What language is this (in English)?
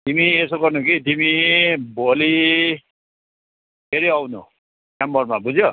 Nepali